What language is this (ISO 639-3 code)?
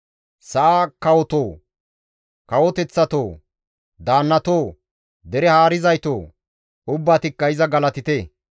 gmv